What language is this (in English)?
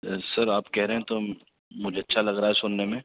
Urdu